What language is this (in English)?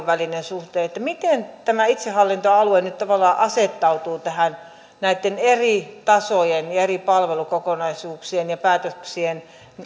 Finnish